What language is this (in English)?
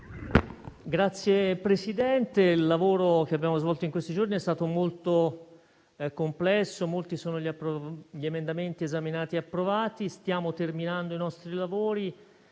Italian